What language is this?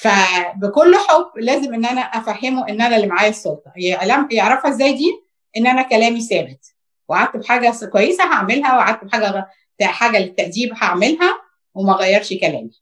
Arabic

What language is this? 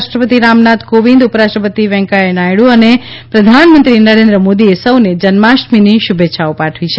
Gujarati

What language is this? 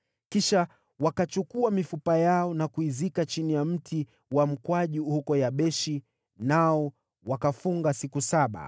Swahili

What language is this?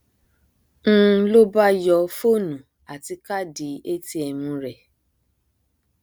Yoruba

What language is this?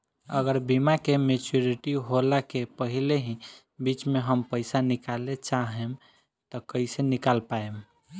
Bhojpuri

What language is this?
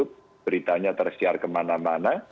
Indonesian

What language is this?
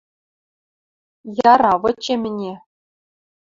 Western Mari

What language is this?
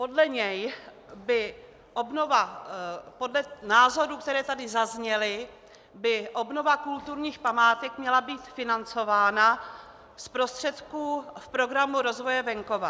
Czech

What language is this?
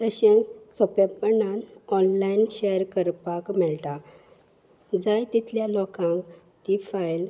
Konkani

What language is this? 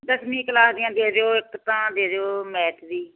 Punjabi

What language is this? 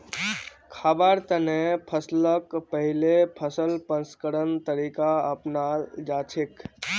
Magahi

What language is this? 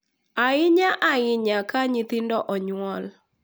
Luo (Kenya and Tanzania)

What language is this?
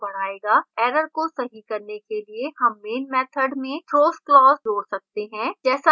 Hindi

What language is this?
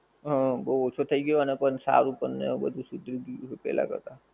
Gujarati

